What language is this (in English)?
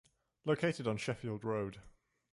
English